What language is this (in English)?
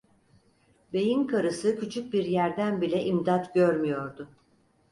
Turkish